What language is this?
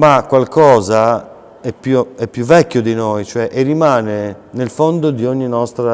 Italian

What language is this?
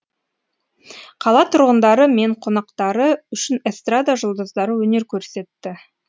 Kazakh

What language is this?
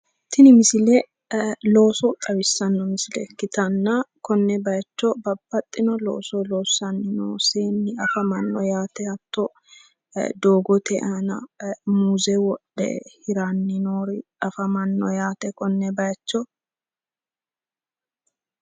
Sidamo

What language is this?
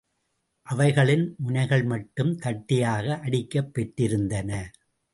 Tamil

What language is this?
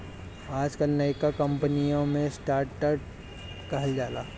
Bhojpuri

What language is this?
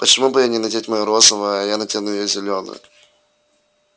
Russian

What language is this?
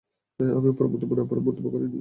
Bangla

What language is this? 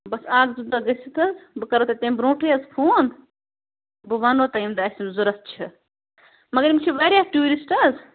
Kashmiri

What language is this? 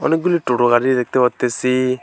Bangla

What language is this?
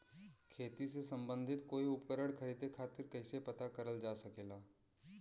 Bhojpuri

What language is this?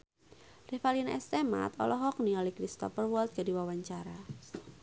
Sundanese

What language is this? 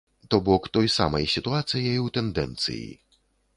Belarusian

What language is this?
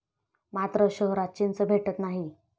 Marathi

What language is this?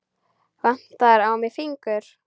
Icelandic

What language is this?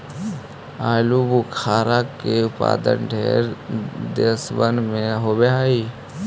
Magahi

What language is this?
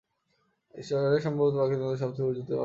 Bangla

